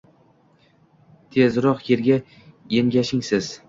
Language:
Uzbek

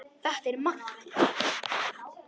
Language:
Icelandic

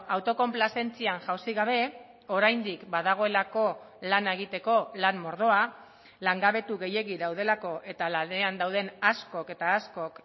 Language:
Basque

